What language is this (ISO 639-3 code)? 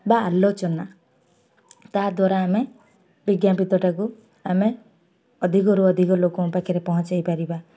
ori